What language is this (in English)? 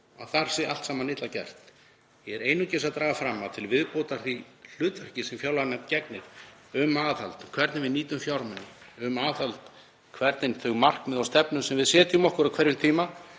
Icelandic